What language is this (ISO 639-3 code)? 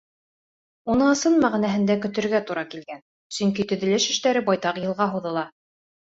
bak